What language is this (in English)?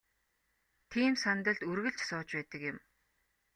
Mongolian